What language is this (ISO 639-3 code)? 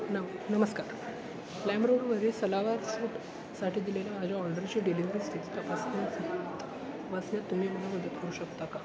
mar